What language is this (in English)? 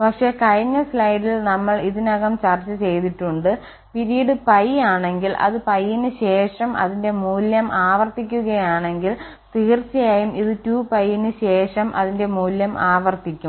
Malayalam